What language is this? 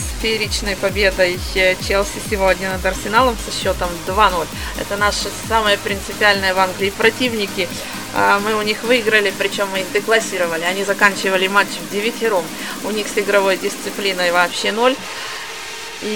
Russian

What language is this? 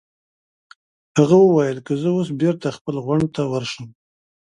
Pashto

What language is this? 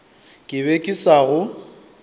Northern Sotho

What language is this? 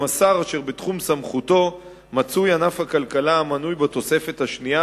Hebrew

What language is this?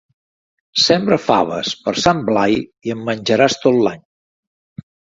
Catalan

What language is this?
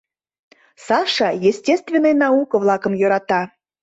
Mari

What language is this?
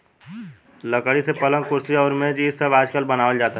Bhojpuri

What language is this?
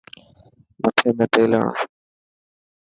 Dhatki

